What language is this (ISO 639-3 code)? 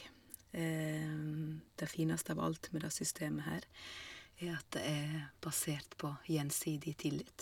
nor